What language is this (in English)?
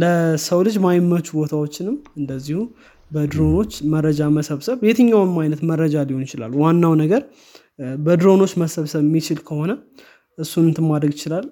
Amharic